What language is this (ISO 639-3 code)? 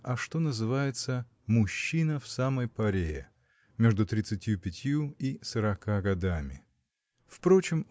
rus